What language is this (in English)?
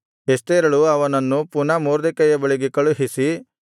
Kannada